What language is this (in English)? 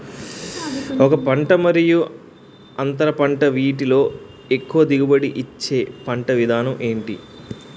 Telugu